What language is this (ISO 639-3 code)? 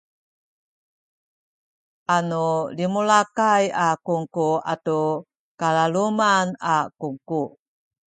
szy